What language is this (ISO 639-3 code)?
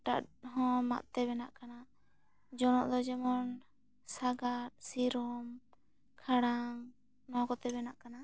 sat